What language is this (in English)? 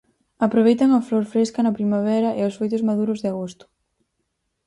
Galician